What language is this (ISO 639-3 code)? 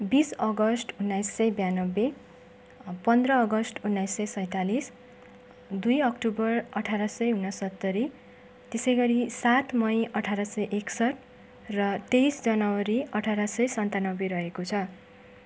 nep